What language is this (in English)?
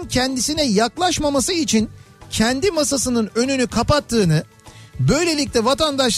Turkish